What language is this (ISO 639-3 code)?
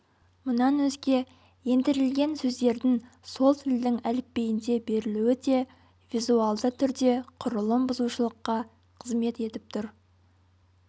kaz